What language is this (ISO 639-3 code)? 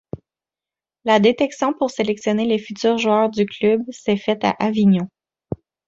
fra